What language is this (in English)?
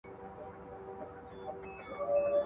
Pashto